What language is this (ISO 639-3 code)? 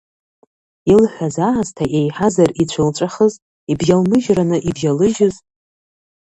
abk